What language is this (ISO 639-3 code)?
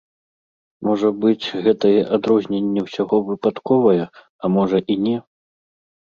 bel